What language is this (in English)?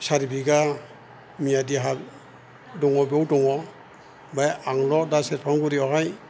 Bodo